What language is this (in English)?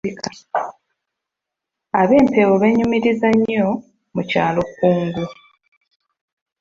Ganda